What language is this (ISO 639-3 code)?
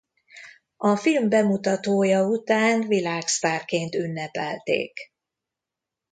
hun